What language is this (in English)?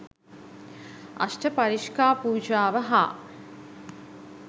Sinhala